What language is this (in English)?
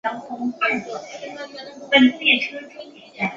Chinese